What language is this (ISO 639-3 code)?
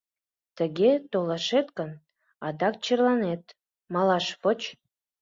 chm